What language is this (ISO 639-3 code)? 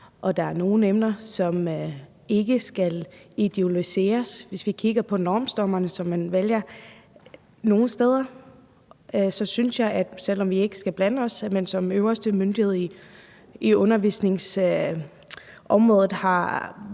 dan